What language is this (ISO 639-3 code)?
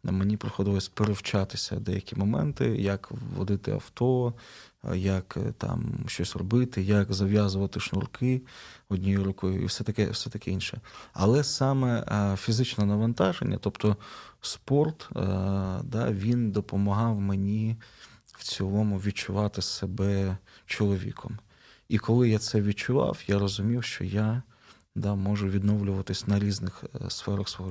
ukr